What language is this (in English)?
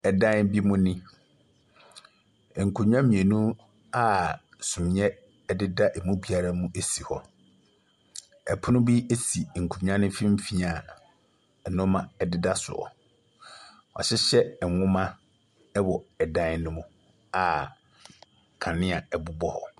Akan